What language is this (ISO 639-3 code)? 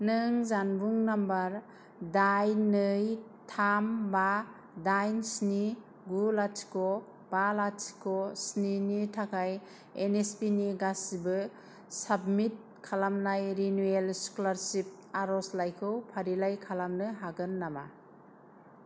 brx